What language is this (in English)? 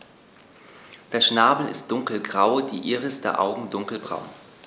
German